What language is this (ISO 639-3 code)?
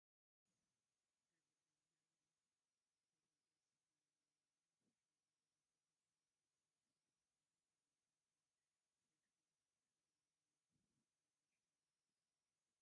tir